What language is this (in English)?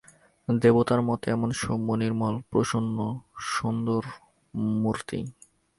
Bangla